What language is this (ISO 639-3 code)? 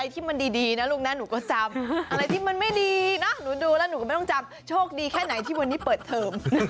tha